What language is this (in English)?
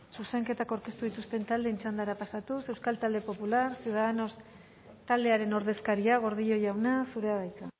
Basque